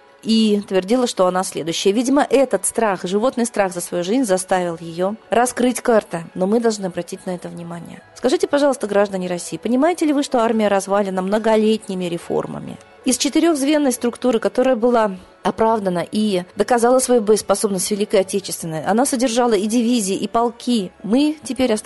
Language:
Russian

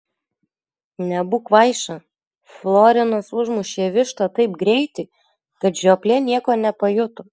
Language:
Lithuanian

